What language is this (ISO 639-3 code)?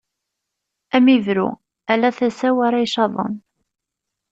kab